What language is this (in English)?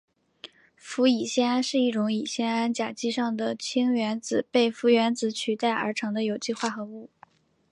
Chinese